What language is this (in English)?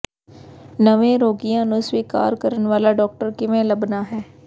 Punjabi